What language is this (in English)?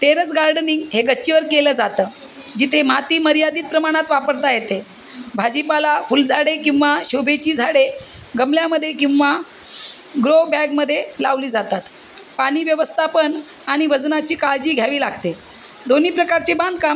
Marathi